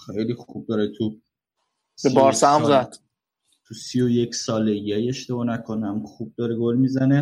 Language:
Persian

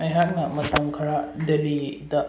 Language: Manipuri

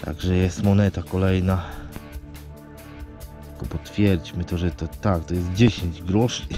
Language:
Polish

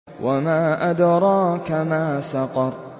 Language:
Arabic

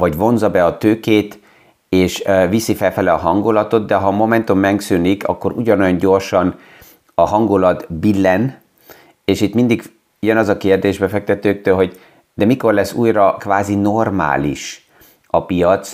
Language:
Hungarian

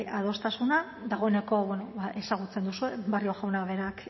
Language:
Basque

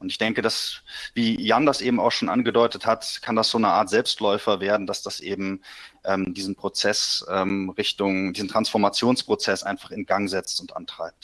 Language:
German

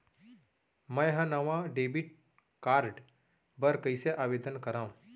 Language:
Chhattisgarhi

